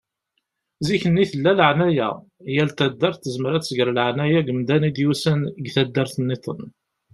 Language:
Kabyle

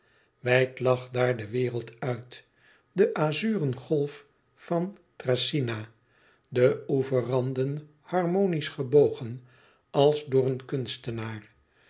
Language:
Dutch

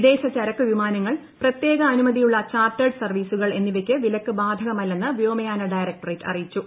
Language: Malayalam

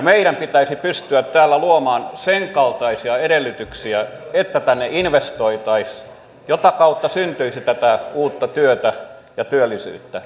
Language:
Finnish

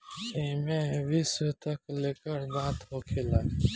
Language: Bhojpuri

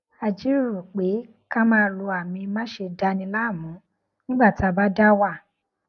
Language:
Yoruba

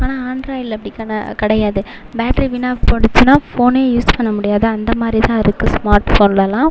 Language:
Tamil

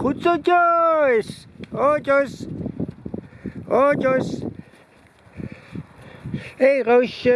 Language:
Dutch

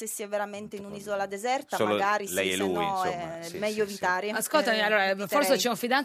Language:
Italian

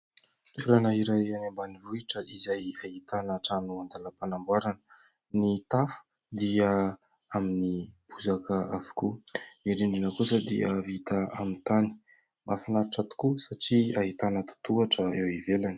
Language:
Malagasy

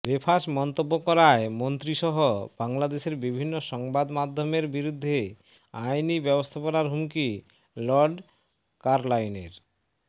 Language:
Bangla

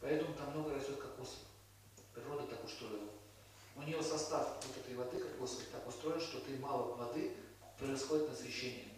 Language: Russian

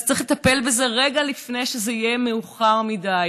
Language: Hebrew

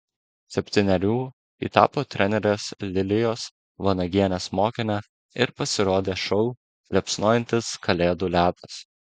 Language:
Lithuanian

